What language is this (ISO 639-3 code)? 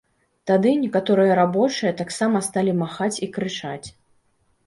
bel